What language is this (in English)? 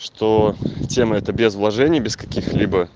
Russian